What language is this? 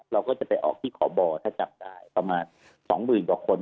Thai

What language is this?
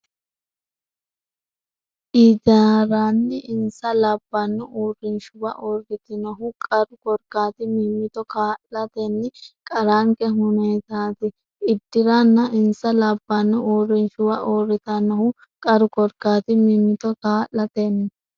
Sidamo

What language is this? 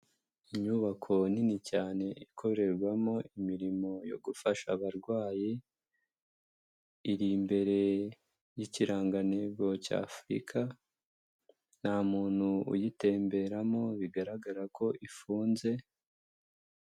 Kinyarwanda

